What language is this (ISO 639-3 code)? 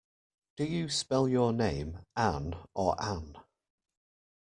eng